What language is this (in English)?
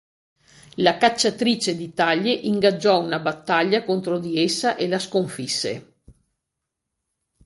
Italian